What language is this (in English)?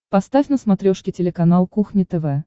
Russian